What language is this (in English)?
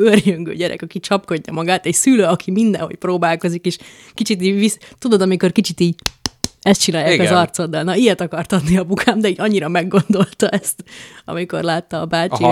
Hungarian